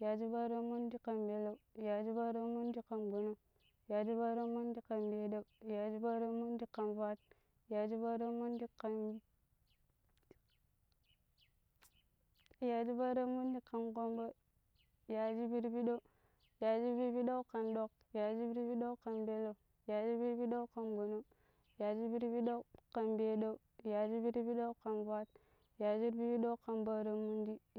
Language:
Pero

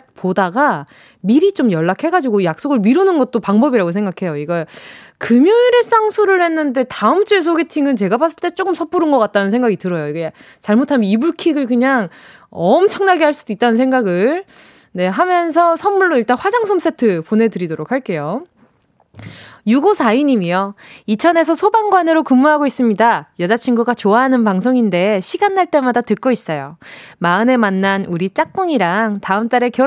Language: Korean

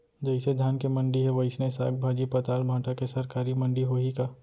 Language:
Chhattisgarhi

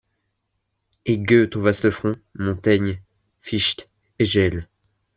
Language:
French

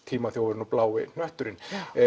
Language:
Icelandic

